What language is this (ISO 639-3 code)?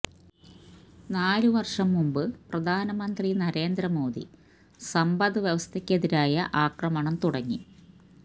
mal